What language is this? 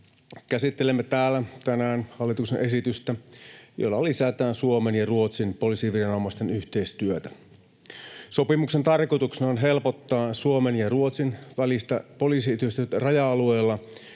Finnish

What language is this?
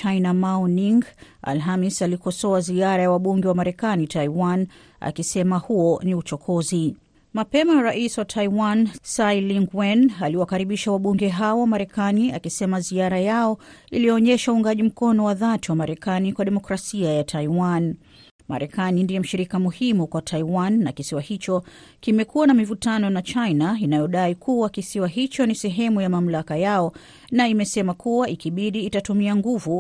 Swahili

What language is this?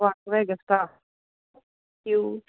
Punjabi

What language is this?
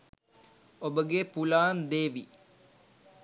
Sinhala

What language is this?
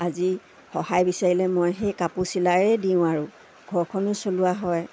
Assamese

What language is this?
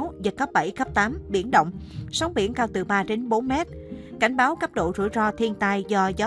Vietnamese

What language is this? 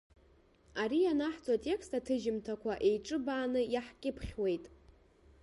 Abkhazian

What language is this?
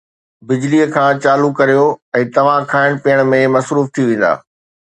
Sindhi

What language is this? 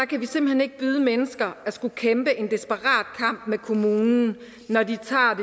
Danish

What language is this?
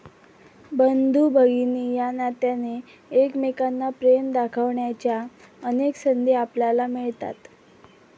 Marathi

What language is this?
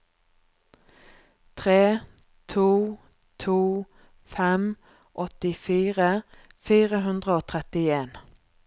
Norwegian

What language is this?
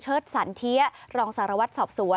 Thai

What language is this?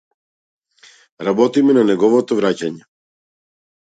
Macedonian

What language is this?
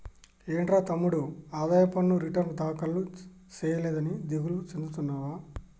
Telugu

